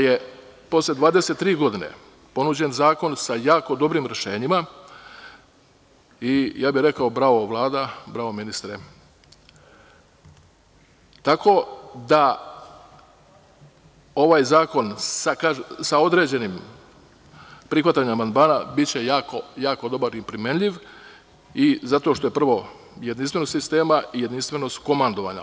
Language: Serbian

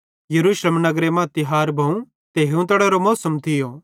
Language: Bhadrawahi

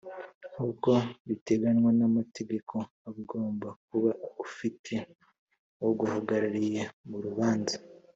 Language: Kinyarwanda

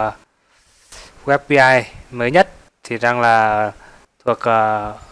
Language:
Vietnamese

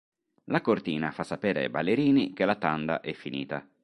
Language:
Italian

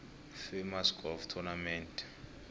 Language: South Ndebele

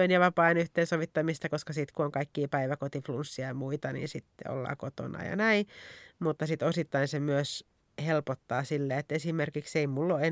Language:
Finnish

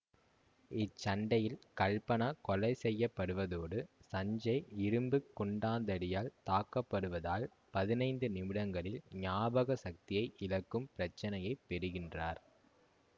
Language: Tamil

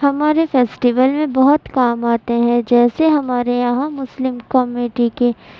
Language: Urdu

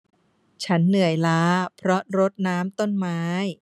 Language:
Thai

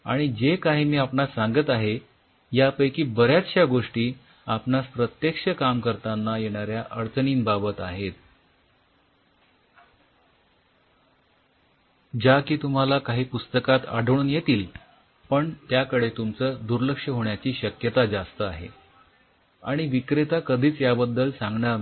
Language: Marathi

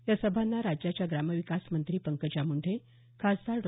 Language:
Marathi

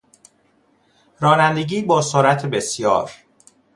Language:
Persian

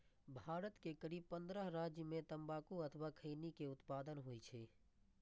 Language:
Maithili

